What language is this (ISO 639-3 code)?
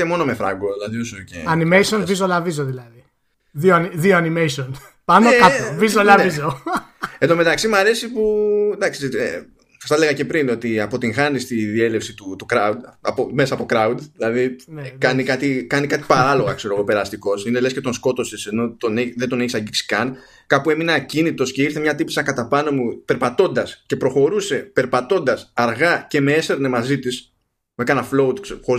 ell